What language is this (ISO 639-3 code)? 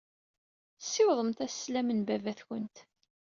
kab